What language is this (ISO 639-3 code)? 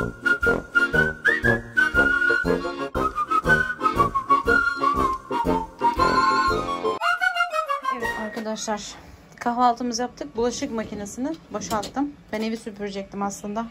tur